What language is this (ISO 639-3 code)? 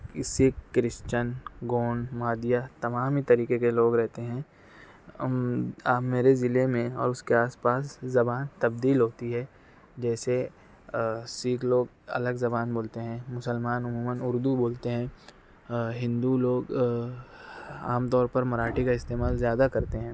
urd